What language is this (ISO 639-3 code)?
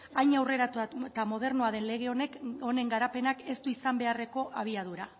eus